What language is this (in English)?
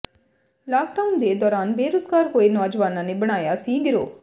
Punjabi